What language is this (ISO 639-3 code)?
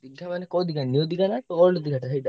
ori